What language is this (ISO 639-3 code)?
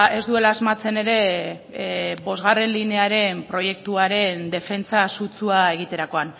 eus